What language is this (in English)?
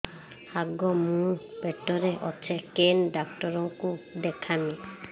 Odia